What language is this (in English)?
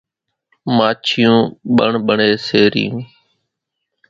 Kachi Koli